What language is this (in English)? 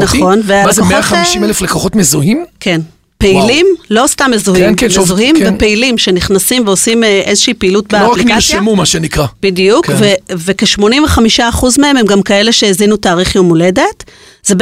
Hebrew